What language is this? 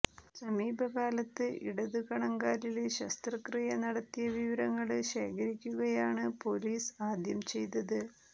Malayalam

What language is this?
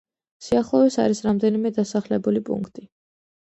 Georgian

